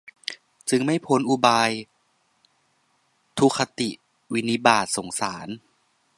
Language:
Thai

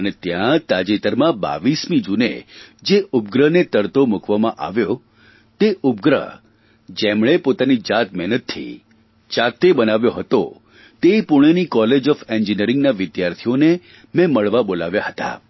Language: Gujarati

